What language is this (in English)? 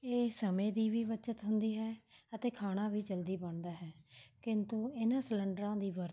Punjabi